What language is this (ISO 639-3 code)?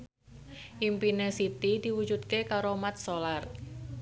jav